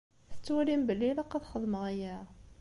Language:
Kabyle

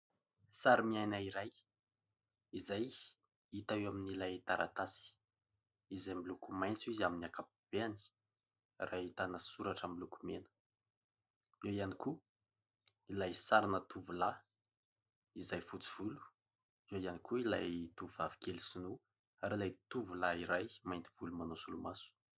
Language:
Malagasy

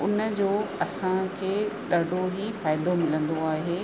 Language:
Sindhi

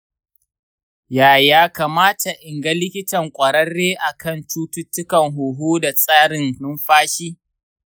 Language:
Hausa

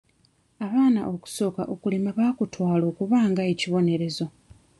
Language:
Ganda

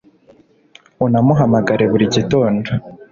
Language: Kinyarwanda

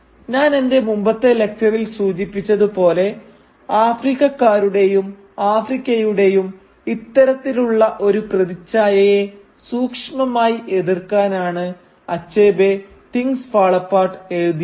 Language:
Malayalam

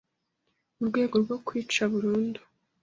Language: Kinyarwanda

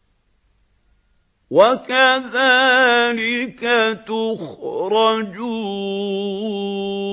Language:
Arabic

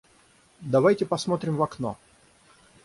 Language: Russian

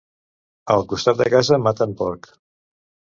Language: Catalan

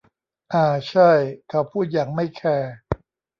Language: Thai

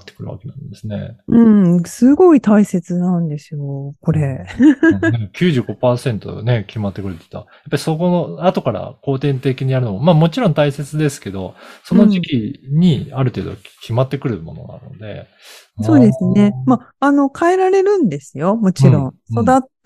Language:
Japanese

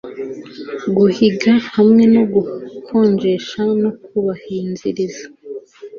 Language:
Kinyarwanda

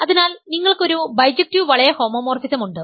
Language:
Malayalam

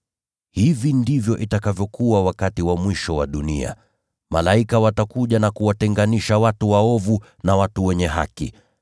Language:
Swahili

